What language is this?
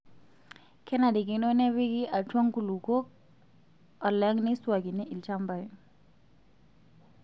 Masai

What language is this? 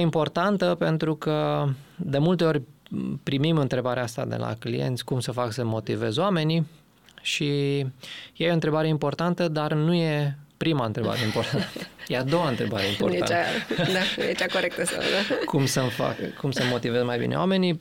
Romanian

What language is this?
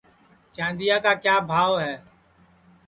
Sansi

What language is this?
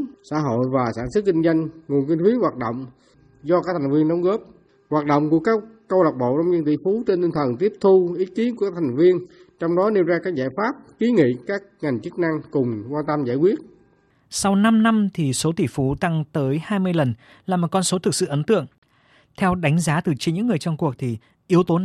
Vietnamese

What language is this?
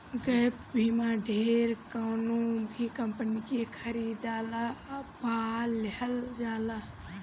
Bhojpuri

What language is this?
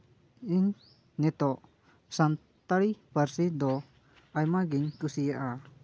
Santali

